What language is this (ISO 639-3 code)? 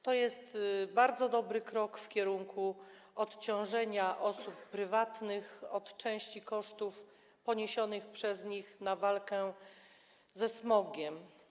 pol